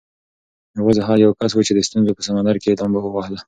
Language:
Pashto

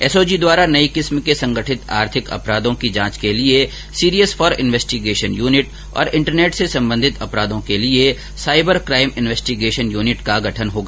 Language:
Hindi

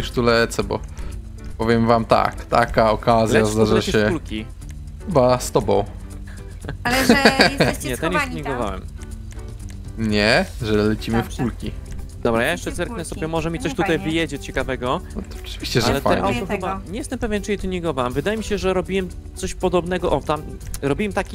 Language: Polish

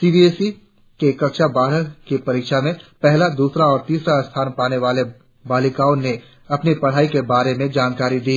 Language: Hindi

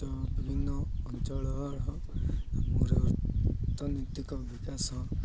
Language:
Odia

